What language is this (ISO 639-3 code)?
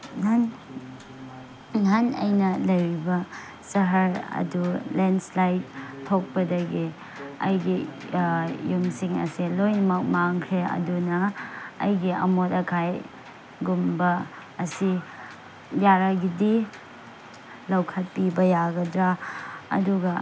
mni